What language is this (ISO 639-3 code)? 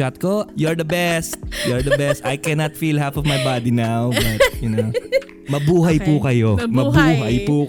fil